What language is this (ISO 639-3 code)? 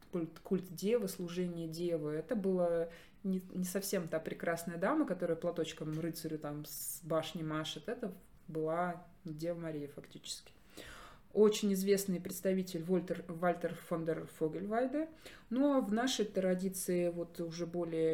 rus